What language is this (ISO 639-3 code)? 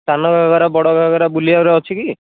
ori